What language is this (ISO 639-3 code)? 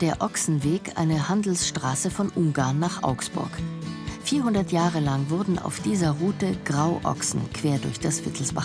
deu